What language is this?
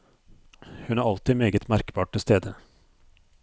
Norwegian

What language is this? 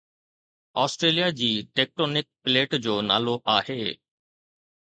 Sindhi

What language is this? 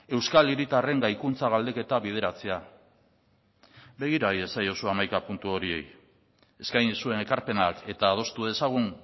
Basque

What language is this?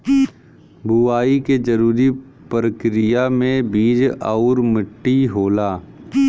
Bhojpuri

